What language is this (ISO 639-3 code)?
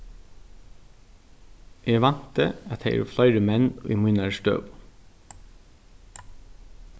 fao